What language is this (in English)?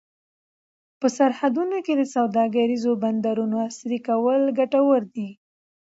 Pashto